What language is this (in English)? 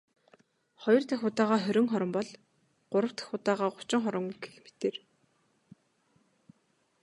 Mongolian